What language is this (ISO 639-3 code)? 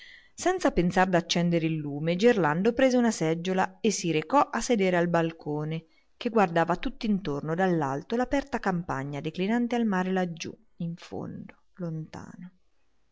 ita